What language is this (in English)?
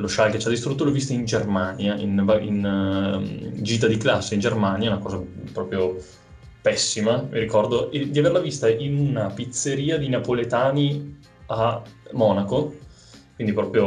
Italian